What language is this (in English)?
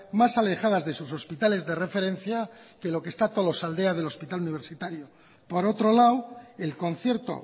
Spanish